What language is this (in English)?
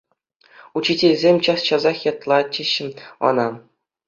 Chuvash